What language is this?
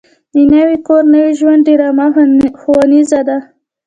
Pashto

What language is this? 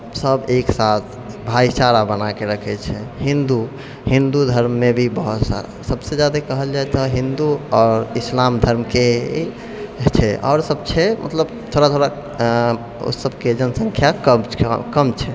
Maithili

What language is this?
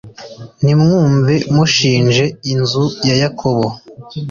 Kinyarwanda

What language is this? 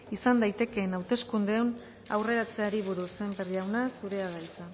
Basque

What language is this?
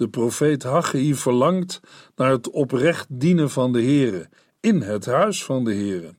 Dutch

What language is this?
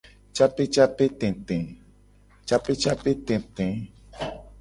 Gen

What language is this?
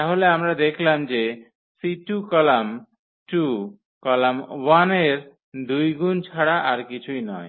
Bangla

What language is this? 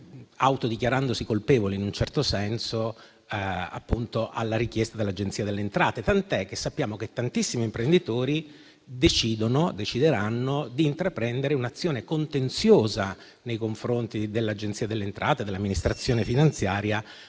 Italian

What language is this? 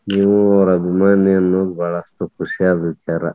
Kannada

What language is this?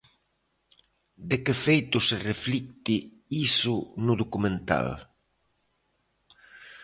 Galician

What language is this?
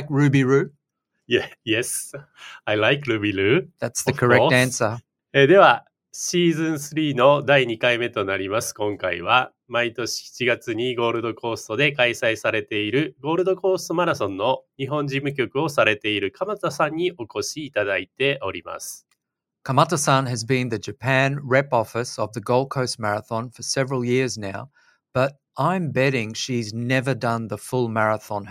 Japanese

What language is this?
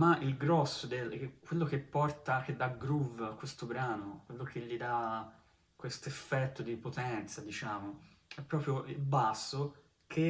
Italian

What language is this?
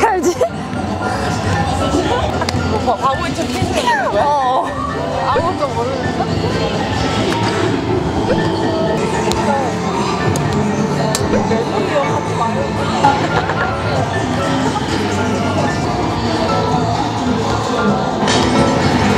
Korean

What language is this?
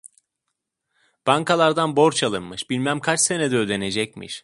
Turkish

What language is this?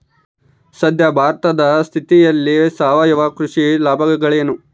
Kannada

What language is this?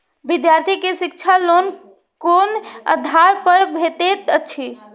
Maithili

